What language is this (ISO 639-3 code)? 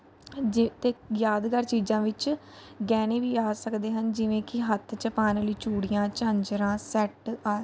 pan